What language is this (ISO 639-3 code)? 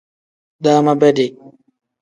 kdh